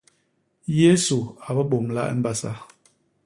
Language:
Basaa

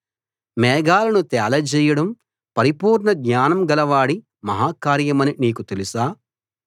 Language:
Telugu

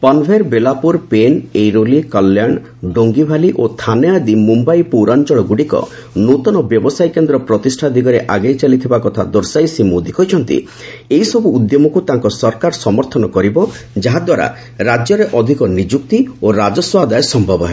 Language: Odia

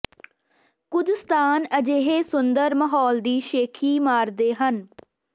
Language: Punjabi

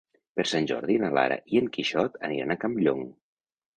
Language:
Catalan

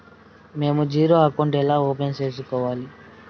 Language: Telugu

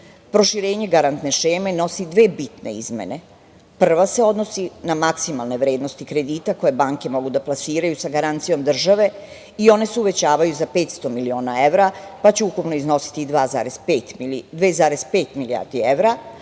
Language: Serbian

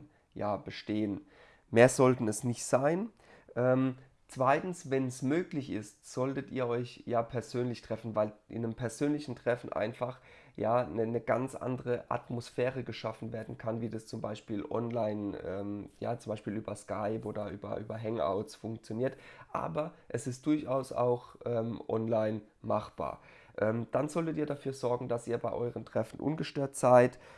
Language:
German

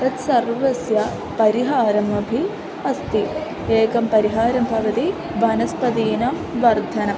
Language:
Sanskrit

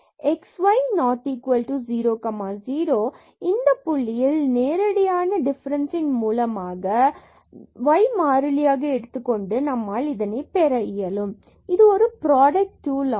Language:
Tamil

